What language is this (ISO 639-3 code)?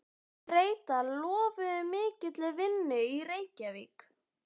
isl